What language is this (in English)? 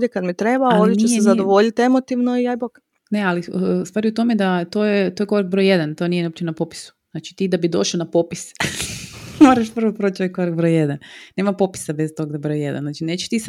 Croatian